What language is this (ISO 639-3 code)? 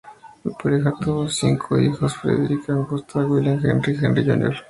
spa